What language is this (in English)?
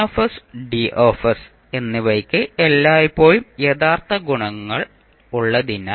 Malayalam